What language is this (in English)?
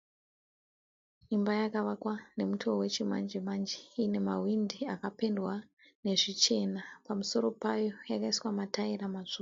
Shona